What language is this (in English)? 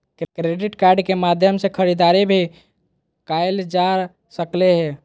Magahi